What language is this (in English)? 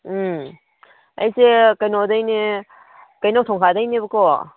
Manipuri